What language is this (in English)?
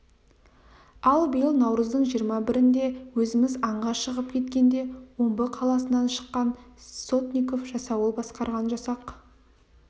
Kazakh